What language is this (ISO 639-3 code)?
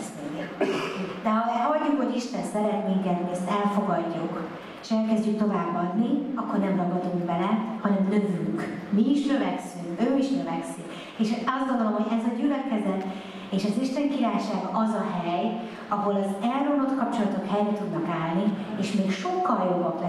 hun